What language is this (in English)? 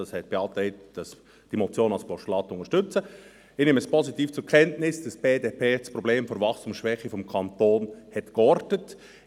Swiss German